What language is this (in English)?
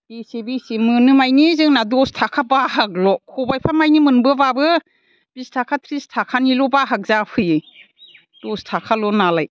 Bodo